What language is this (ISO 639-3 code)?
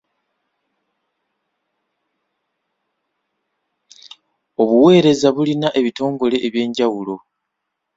lug